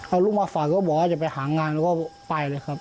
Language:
Thai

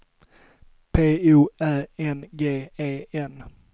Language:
Swedish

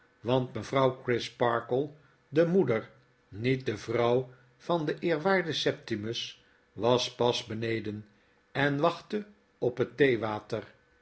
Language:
Dutch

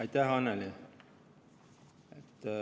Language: Estonian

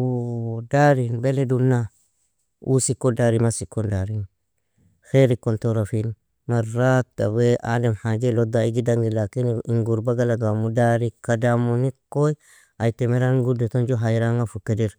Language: Nobiin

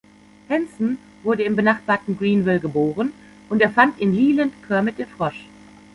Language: German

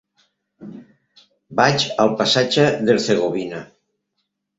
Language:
Catalan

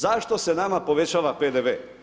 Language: Croatian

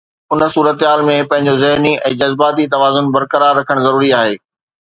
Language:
Sindhi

